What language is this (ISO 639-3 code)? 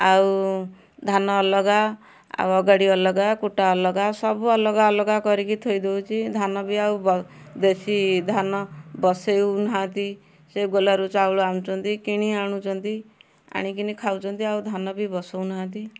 ori